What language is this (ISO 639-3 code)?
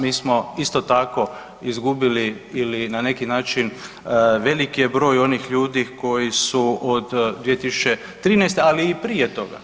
hrv